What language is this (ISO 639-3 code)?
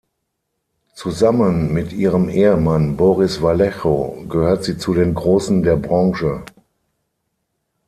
deu